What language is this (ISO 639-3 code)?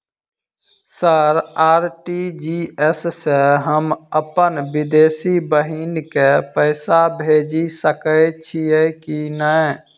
mai